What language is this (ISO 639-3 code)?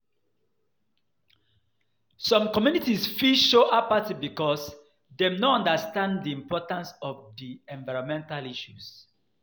pcm